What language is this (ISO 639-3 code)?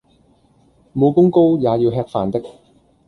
yue